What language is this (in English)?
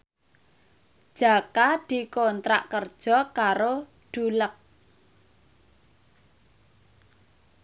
Javanese